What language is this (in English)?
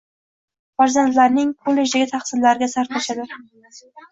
Uzbek